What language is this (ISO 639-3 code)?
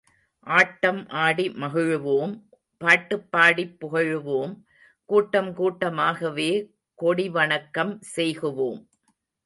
tam